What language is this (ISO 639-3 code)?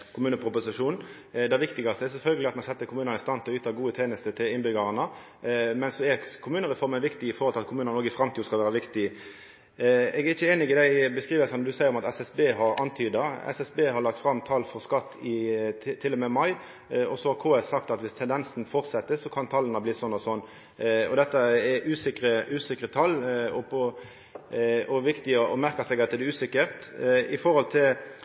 nno